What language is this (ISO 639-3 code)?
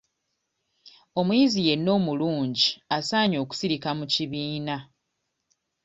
lug